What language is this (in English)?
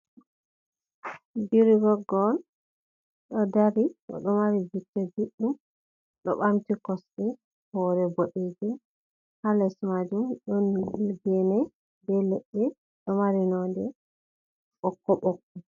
Fula